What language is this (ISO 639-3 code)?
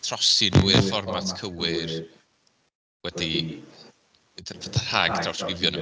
cym